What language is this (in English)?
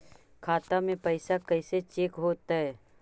Magahi